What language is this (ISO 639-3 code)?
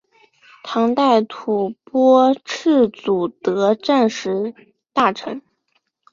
zho